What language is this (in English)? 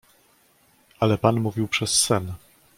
Polish